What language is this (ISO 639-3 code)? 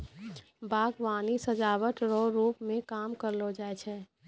mai